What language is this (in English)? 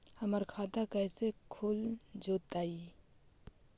Magahi